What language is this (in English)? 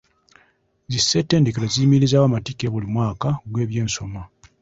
Ganda